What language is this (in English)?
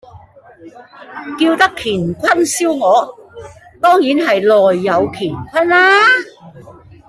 Cantonese